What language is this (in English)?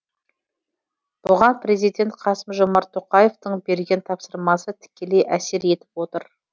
Kazakh